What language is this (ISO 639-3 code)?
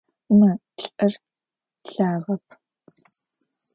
ady